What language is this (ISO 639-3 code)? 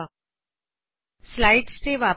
pan